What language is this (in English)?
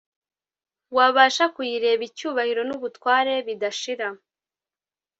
Kinyarwanda